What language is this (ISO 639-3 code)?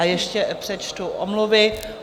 ces